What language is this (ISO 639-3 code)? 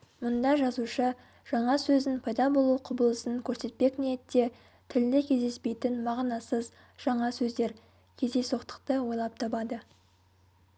kaz